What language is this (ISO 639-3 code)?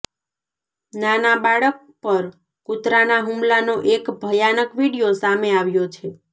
guj